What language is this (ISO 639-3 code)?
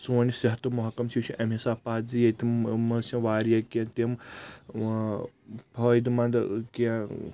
kas